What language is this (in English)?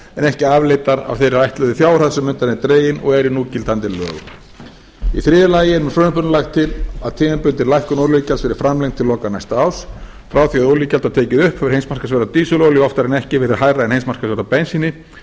Icelandic